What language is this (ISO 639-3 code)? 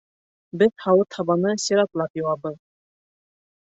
bak